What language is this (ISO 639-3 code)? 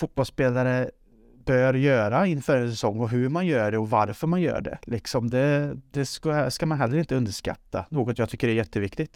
swe